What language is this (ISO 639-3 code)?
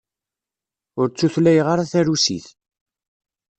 kab